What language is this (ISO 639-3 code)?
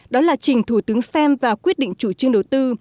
vie